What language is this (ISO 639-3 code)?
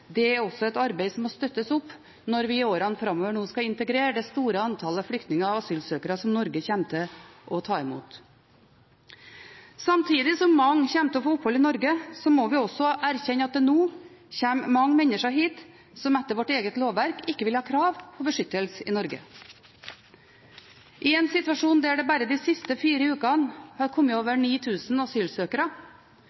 nob